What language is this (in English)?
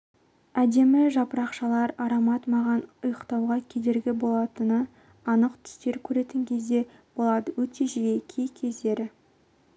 Kazakh